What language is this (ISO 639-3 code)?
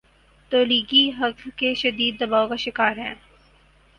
urd